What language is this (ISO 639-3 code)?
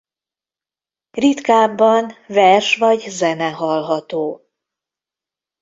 hun